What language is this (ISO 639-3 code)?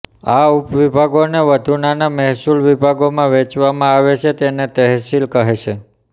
guj